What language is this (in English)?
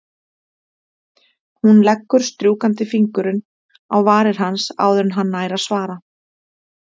Icelandic